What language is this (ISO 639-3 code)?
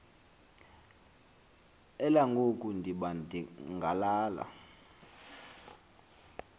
xho